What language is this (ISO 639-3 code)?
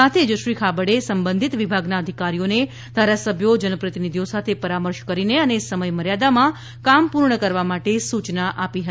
guj